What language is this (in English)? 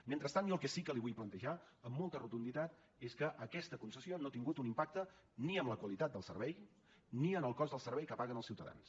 Catalan